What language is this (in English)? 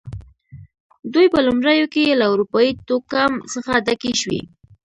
Pashto